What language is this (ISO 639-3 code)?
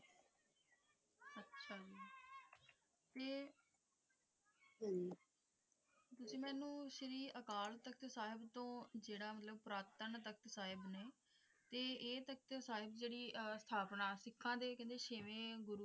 pan